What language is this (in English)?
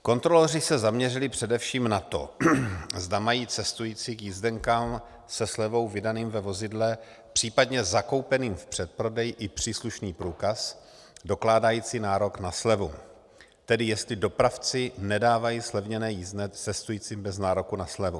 Czech